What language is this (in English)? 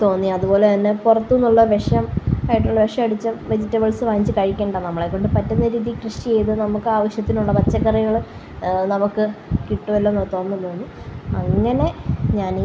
Malayalam